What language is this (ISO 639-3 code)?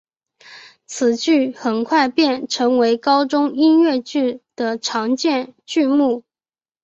zho